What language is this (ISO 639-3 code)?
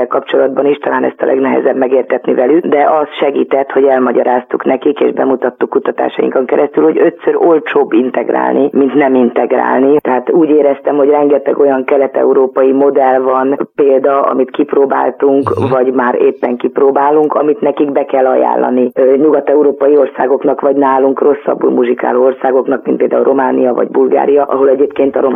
hun